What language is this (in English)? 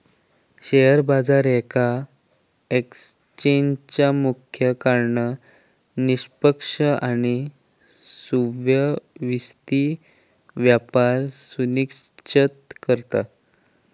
Marathi